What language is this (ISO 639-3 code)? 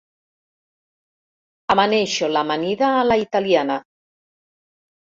cat